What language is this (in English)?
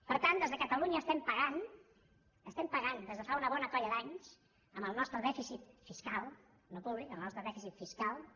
Catalan